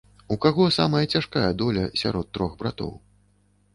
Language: Belarusian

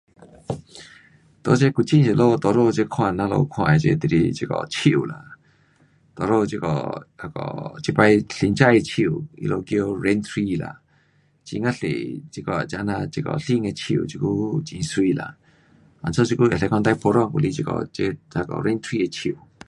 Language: Pu-Xian Chinese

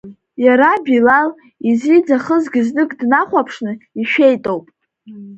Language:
Abkhazian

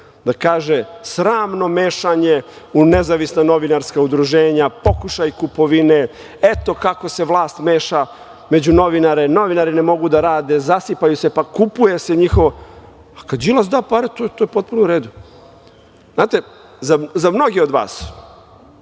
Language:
Serbian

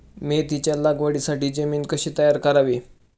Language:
Marathi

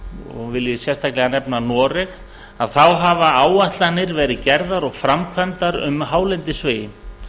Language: Icelandic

